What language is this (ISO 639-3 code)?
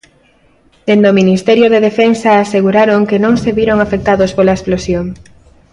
glg